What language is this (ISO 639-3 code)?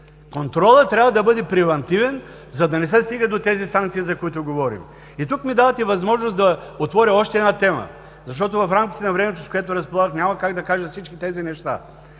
bul